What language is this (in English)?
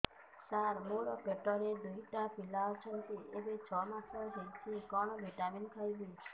Odia